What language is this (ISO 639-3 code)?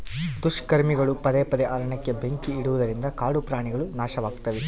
kan